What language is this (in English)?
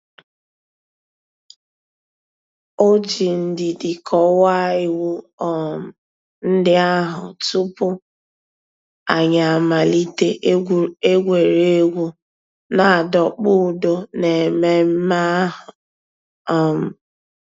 Igbo